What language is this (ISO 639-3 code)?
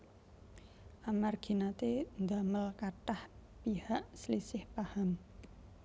jav